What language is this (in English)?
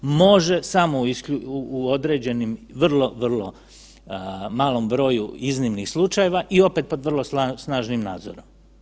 Croatian